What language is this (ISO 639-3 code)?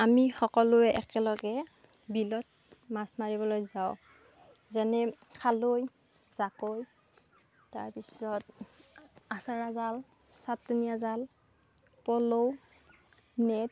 asm